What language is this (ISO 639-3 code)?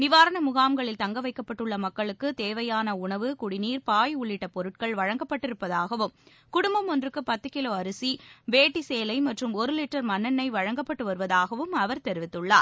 tam